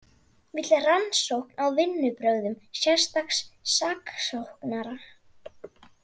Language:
Icelandic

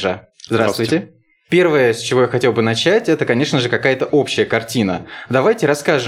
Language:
Russian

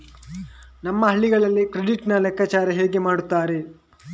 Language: Kannada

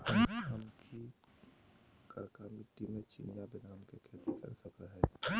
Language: Magahi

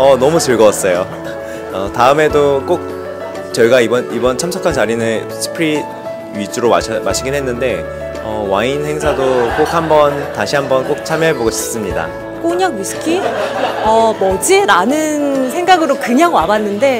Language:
Korean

